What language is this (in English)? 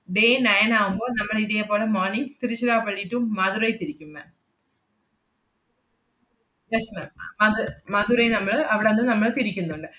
Malayalam